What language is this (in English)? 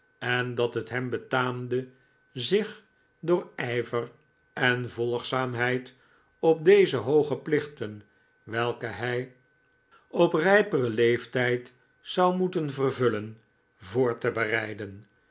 Dutch